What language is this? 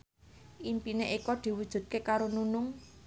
Javanese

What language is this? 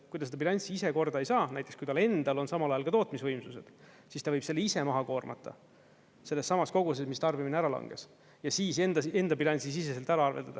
Estonian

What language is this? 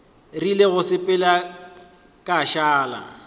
Northern Sotho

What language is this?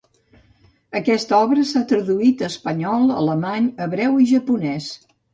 Catalan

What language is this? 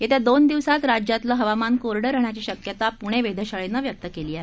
Marathi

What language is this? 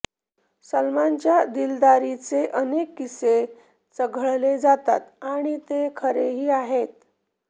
Marathi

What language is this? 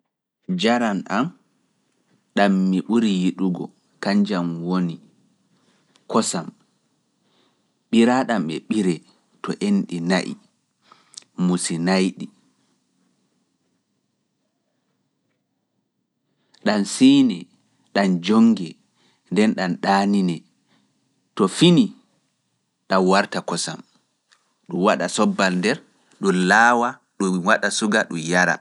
Fula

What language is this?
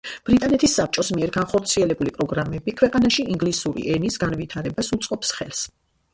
Georgian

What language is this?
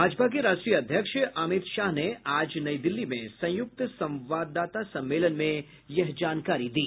Hindi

